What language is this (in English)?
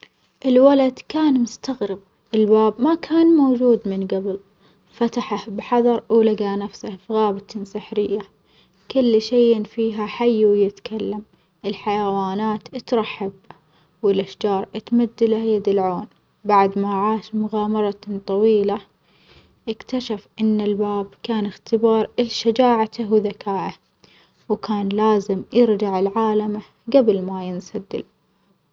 Omani Arabic